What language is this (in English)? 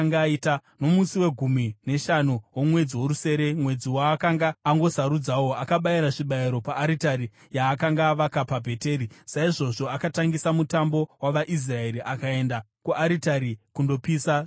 Shona